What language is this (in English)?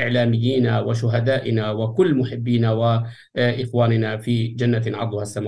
Arabic